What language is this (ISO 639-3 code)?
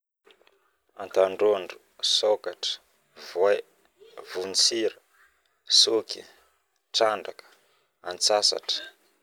bmm